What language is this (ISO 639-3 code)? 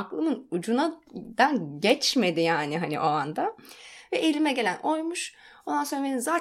tur